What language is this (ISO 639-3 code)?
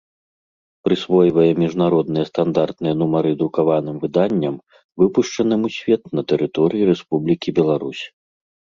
bel